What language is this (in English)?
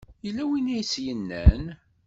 Kabyle